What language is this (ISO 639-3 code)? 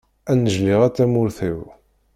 kab